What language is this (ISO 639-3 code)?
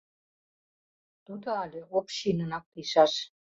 chm